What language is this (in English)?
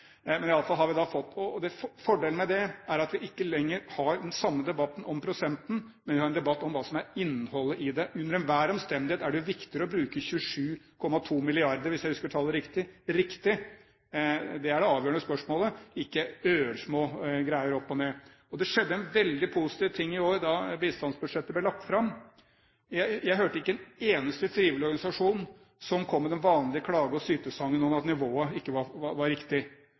Norwegian Bokmål